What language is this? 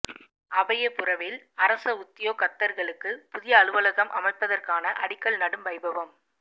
Tamil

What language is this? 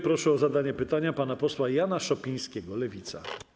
Polish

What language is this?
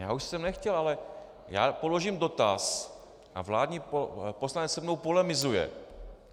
Czech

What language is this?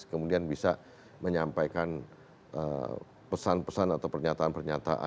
Indonesian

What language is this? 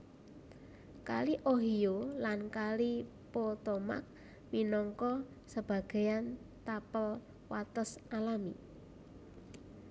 Javanese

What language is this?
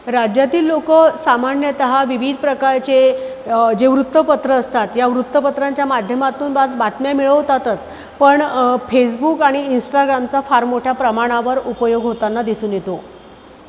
Marathi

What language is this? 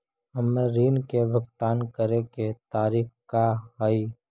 Magahi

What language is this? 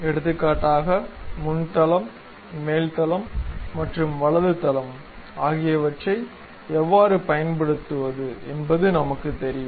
Tamil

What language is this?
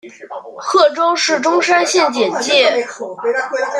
Chinese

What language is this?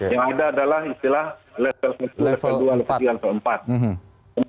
Indonesian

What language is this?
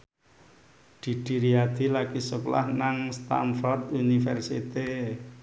Javanese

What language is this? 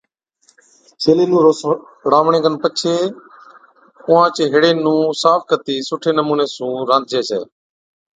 Od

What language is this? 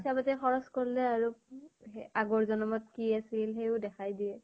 Assamese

